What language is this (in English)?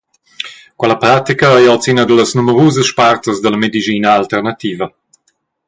Romansh